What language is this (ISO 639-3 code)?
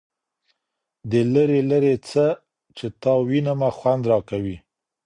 pus